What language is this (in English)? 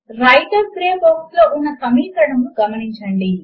Telugu